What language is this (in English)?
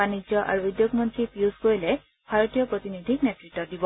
Assamese